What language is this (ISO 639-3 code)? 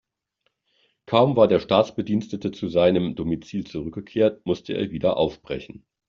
deu